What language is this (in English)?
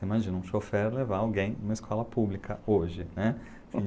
Portuguese